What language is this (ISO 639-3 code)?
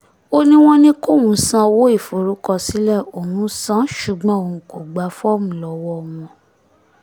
yor